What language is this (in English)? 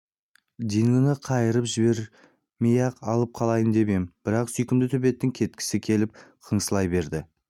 Kazakh